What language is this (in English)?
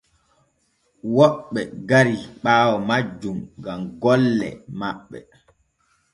Borgu Fulfulde